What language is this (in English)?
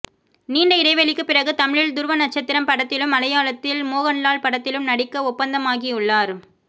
Tamil